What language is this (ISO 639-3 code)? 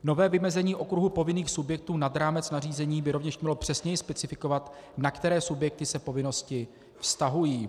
ces